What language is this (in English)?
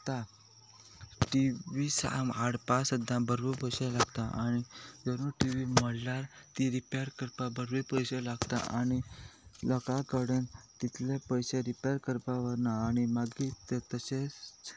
Konkani